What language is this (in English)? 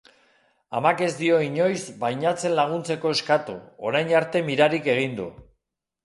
Basque